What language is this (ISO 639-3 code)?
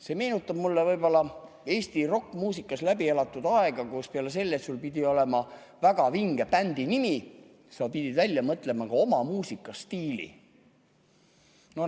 est